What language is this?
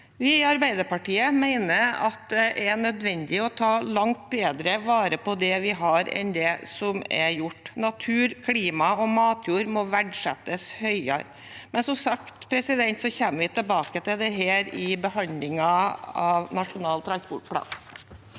Norwegian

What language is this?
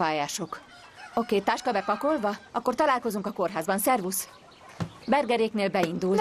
Hungarian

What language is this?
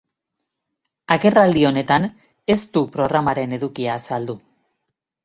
Basque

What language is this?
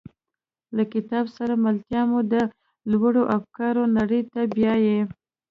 Pashto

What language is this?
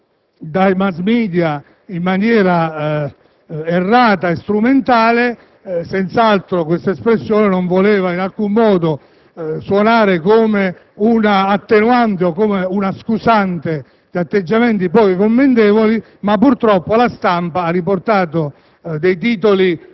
Italian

